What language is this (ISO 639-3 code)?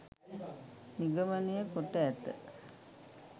sin